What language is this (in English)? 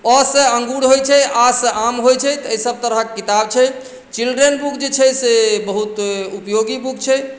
Maithili